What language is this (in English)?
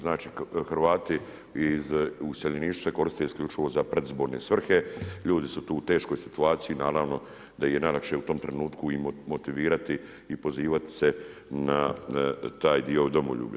Croatian